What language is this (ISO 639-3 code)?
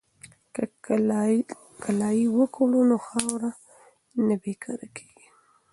pus